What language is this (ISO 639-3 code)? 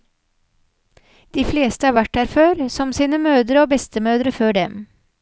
nor